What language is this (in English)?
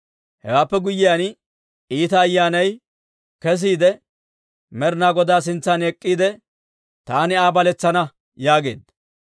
Dawro